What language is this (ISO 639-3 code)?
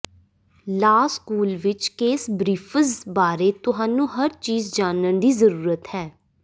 pan